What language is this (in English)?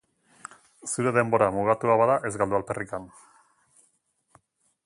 Basque